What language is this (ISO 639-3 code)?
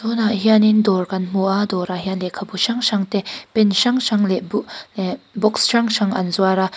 lus